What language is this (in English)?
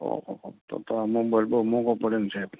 Gujarati